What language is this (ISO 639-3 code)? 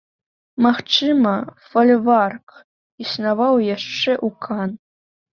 bel